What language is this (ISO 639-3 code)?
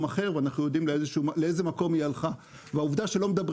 heb